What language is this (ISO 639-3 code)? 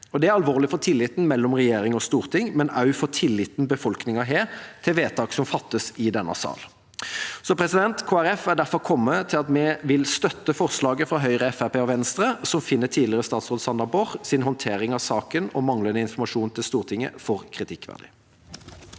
nor